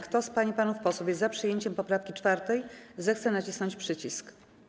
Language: Polish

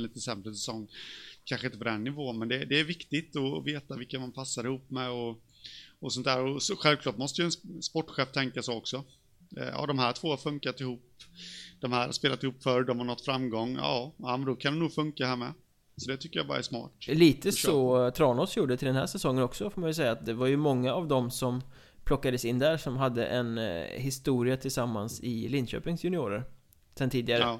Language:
Swedish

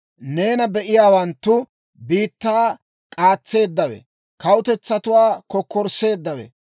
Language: Dawro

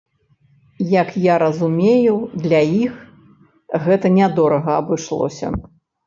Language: Belarusian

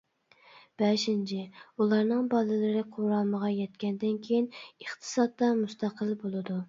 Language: Uyghur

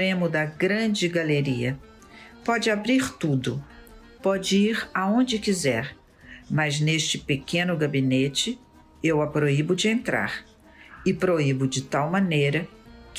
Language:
Portuguese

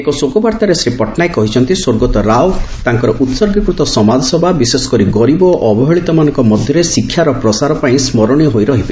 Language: Odia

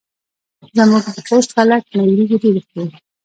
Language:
Pashto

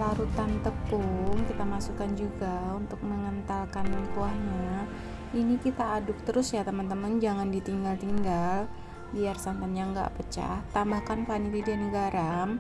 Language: Indonesian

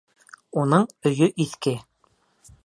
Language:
Bashkir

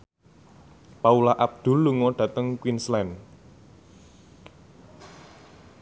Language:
Javanese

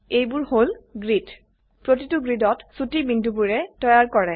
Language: Assamese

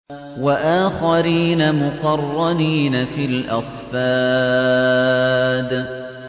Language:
Arabic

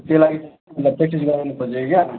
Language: Nepali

